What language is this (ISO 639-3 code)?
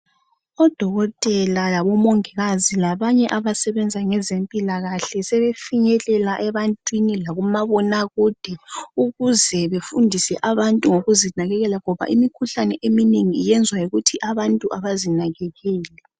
nde